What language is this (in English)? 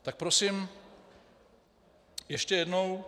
Czech